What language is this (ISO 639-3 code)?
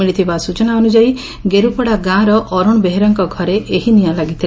ori